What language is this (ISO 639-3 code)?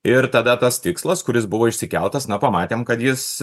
lit